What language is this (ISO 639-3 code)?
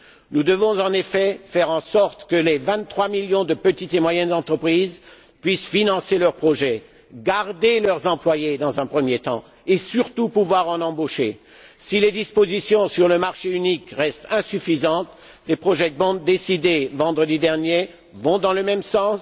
fra